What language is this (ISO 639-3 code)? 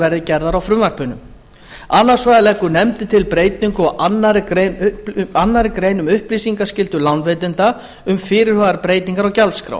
isl